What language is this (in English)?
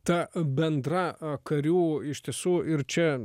Lithuanian